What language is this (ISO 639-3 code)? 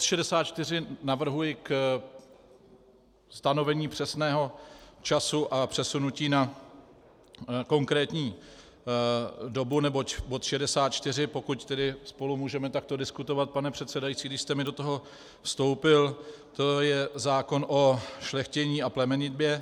ces